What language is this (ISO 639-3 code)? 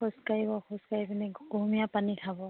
asm